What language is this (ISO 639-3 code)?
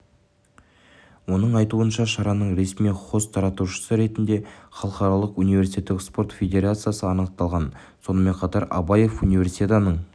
kaz